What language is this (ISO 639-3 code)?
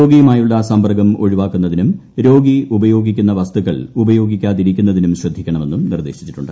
mal